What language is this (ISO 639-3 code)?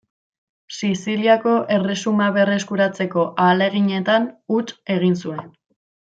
eus